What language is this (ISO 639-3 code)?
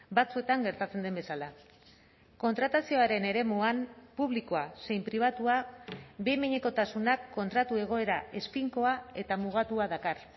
eus